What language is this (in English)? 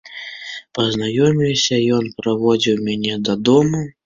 Belarusian